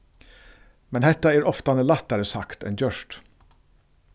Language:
Faroese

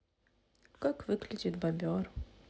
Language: Russian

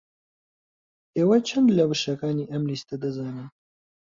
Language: Central Kurdish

